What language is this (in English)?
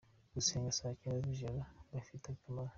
Kinyarwanda